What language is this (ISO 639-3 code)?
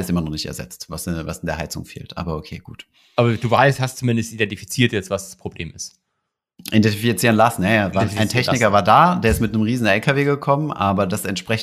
deu